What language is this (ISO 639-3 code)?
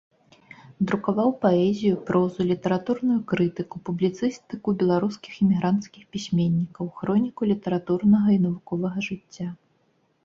bel